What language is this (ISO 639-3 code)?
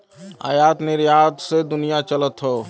bho